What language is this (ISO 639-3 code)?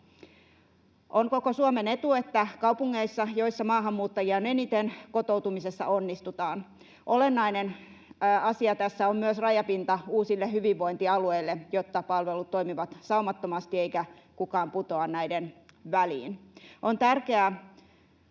fin